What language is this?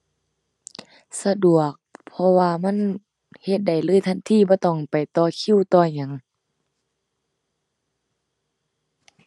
Thai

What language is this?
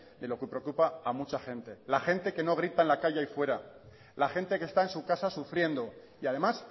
Spanish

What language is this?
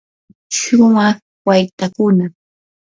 Yanahuanca Pasco Quechua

